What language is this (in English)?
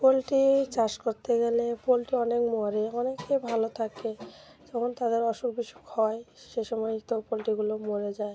Bangla